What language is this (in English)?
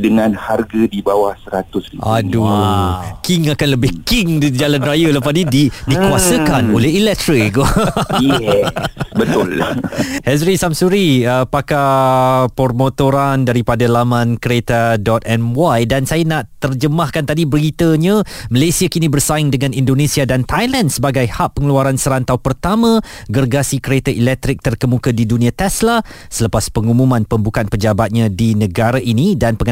Malay